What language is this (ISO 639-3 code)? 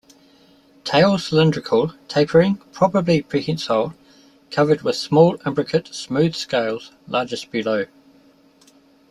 eng